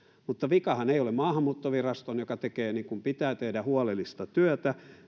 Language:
Finnish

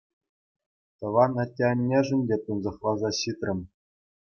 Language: Chuvash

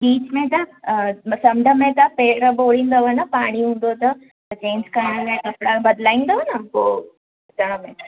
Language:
Sindhi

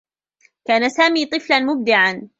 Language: Arabic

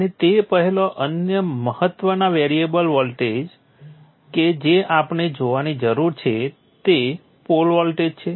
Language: Gujarati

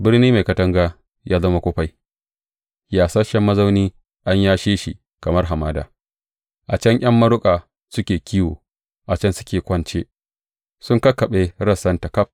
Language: Hausa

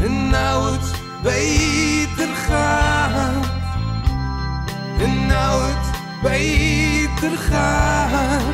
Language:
Dutch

